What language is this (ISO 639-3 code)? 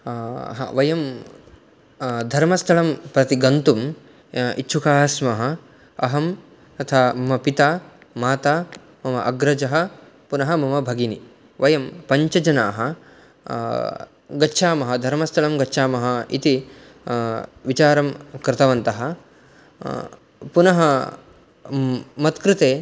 san